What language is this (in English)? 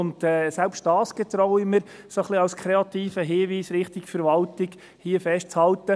Swiss German